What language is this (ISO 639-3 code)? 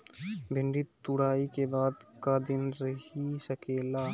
bho